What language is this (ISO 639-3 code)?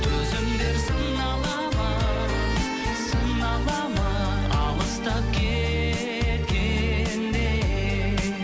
kaz